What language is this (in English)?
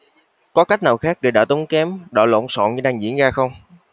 Vietnamese